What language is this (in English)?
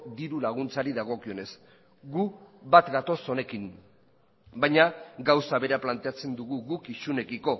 Basque